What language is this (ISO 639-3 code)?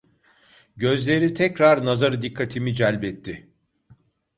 tur